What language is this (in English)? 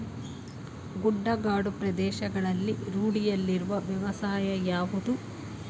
Kannada